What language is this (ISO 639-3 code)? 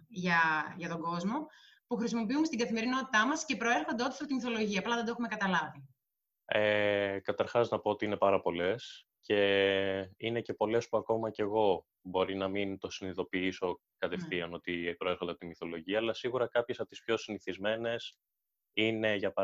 ell